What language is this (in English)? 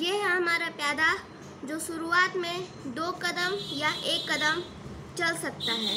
Hindi